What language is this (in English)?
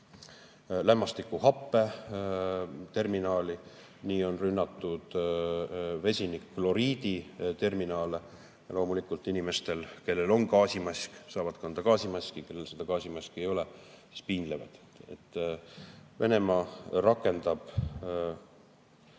Estonian